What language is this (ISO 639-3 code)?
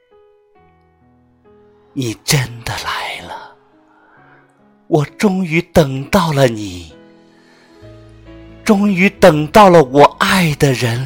zho